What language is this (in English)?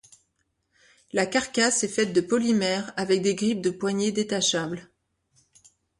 French